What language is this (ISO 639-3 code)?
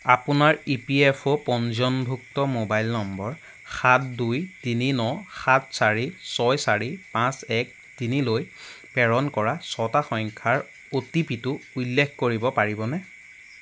asm